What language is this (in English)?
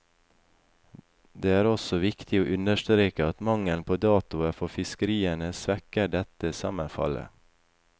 Norwegian